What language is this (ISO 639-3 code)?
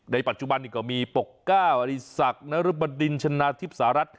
tha